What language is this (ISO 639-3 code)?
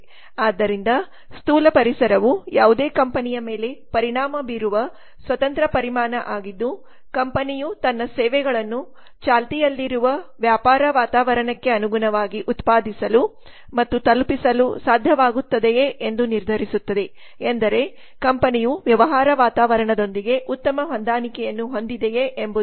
kan